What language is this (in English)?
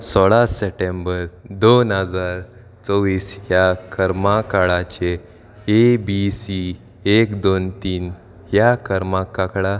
Konkani